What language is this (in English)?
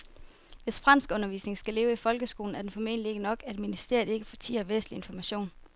Danish